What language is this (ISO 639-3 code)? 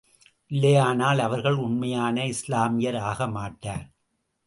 tam